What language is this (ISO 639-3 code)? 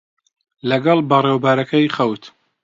ckb